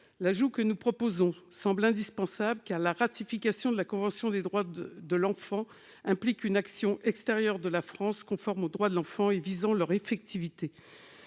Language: French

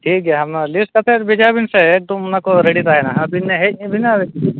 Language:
Santali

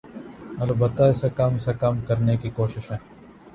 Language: Urdu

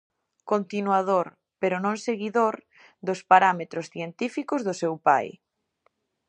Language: Galician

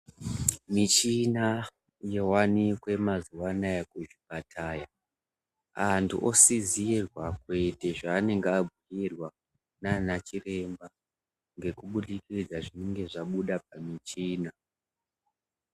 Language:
Ndau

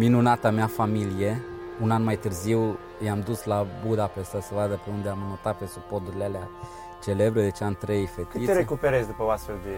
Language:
Romanian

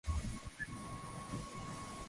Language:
Swahili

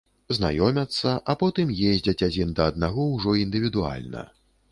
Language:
Belarusian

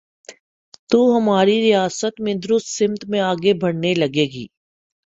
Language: Urdu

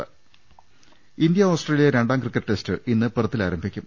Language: Malayalam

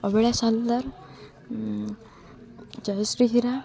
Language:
Odia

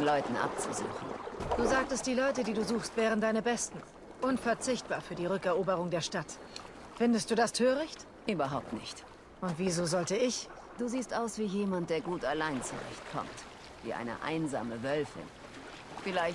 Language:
German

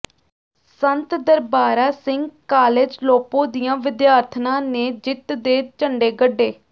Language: Punjabi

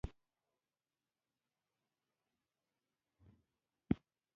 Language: Pashto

